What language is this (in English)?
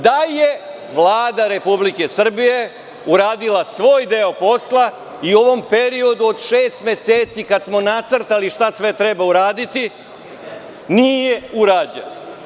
Serbian